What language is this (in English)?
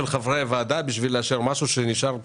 Hebrew